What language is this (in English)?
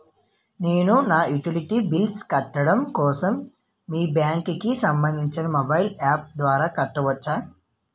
Telugu